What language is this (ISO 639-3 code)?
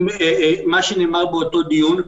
heb